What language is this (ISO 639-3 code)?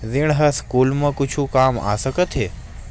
hne